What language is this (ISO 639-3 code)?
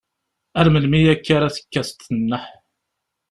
kab